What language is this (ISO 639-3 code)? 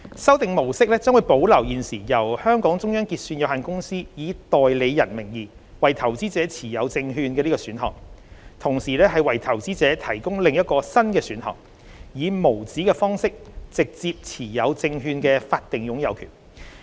yue